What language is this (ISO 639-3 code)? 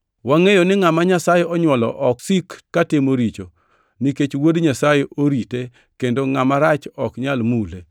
luo